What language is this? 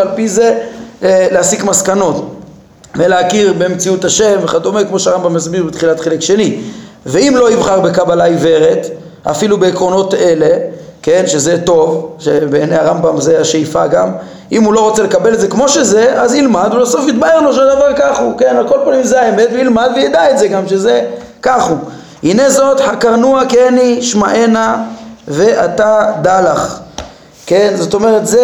Hebrew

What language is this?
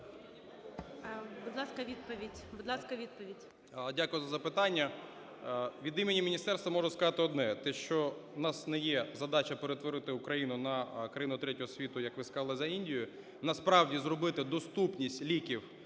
Ukrainian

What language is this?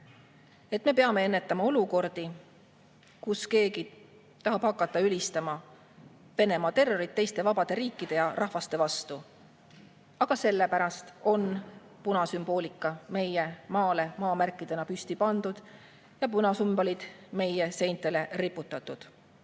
Estonian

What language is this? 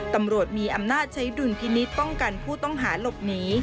Thai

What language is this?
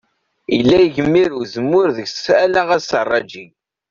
Kabyle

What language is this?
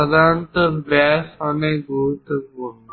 Bangla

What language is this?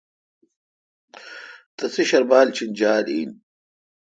Kalkoti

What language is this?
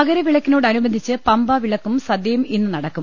Malayalam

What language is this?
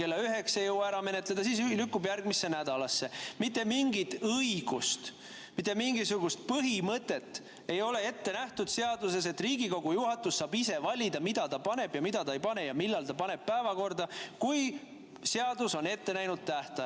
Estonian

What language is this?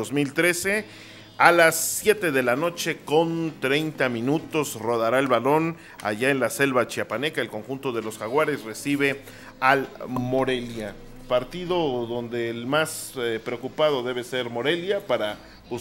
Spanish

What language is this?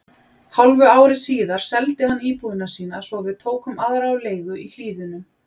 Icelandic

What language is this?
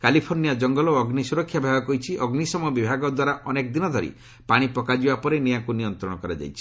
Odia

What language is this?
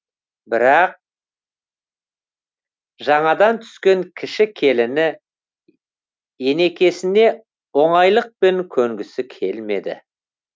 Kazakh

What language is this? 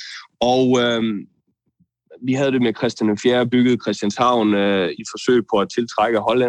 Danish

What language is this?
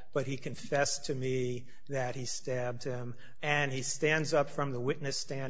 English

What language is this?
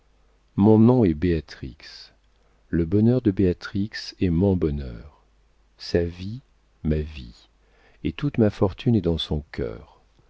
French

